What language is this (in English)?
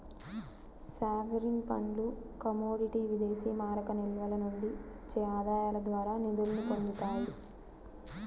Telugu